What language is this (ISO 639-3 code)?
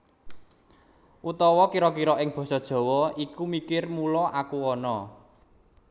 jav